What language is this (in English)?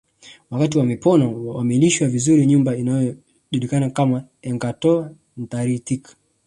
Swahili